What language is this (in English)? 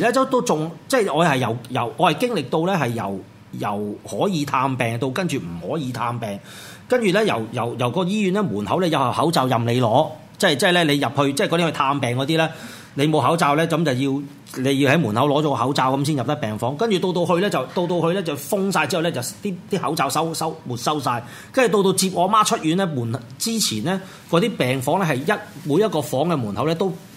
Chinese